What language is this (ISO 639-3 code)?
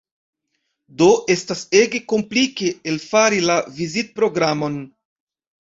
epo